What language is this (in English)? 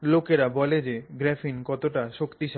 Bangla